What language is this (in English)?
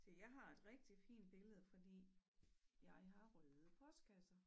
Danish